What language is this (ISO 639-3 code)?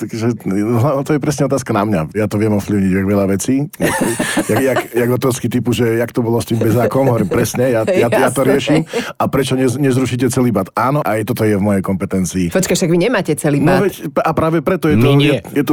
slk